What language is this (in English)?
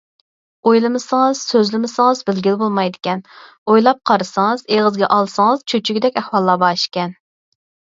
Uyghur